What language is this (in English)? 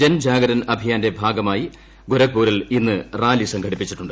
Malayalam